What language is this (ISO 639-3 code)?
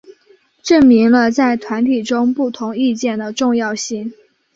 zho